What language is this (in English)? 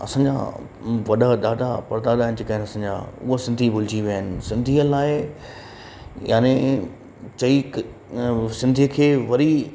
Sindhi